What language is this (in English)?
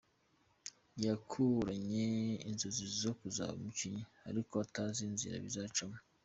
Kinyarwanda